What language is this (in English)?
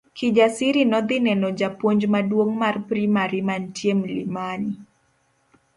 Luo (Kenya and Tanzania)